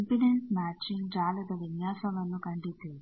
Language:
Kannada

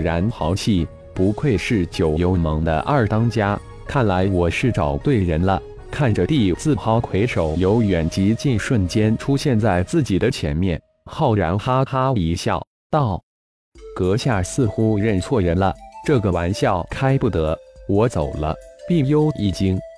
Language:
Chinese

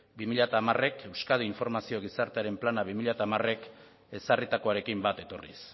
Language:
Basque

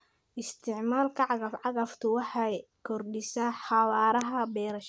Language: Somali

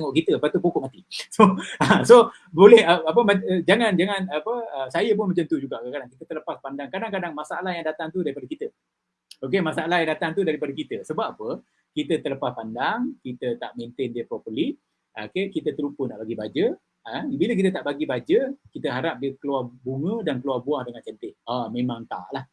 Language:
Malay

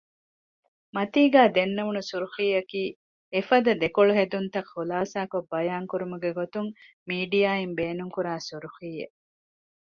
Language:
Divehi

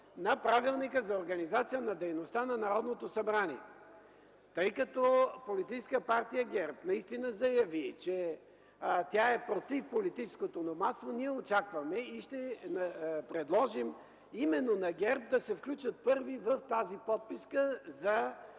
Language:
Bulgarian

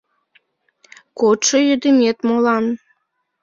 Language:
Mari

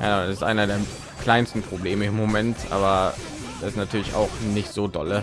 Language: German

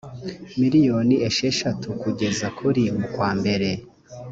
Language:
Kinyarwanda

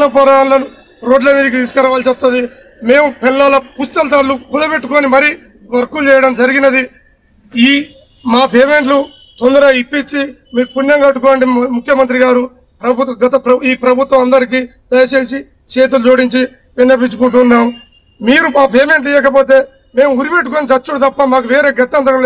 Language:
Telugu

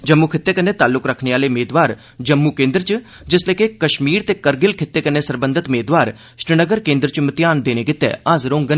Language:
Dogri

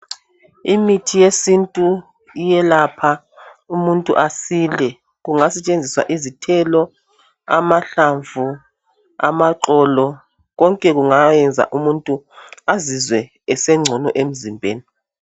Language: North Ndebele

